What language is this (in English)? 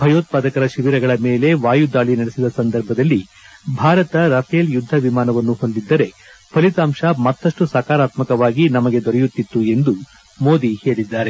Kannada